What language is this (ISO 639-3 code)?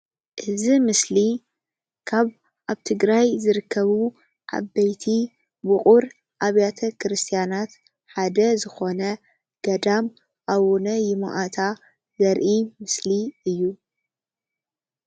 tir